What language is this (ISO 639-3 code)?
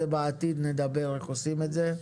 heb